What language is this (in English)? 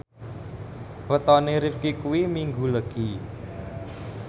Javanese